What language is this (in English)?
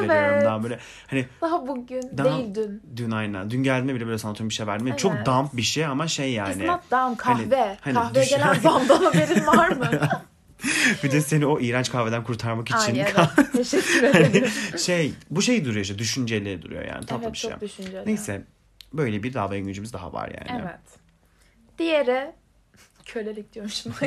Turkish